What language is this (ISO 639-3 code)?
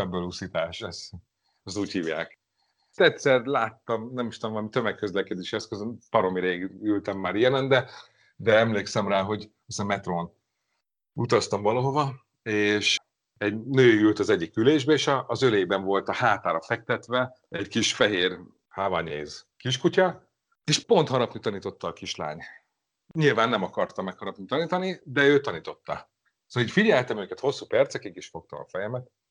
hun